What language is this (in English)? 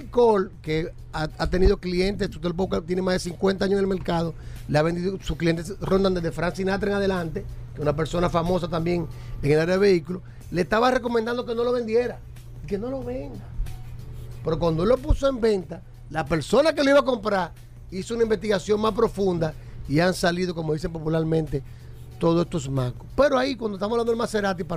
Spanish